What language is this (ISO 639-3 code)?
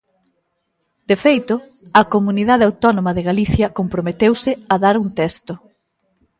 glg